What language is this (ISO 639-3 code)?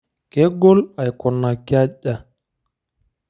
mas